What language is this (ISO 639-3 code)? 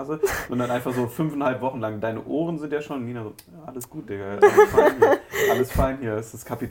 deu